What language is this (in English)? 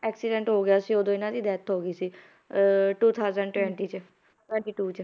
Punjabi